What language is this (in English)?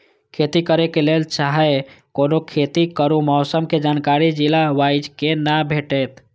Maithili